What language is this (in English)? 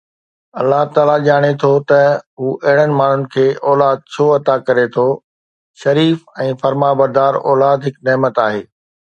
Sindhi